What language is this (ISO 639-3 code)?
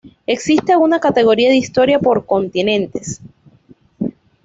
spa